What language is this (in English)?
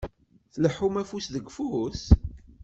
Kabyle